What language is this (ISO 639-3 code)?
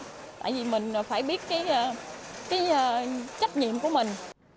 vie